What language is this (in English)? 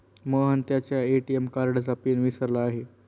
Marathi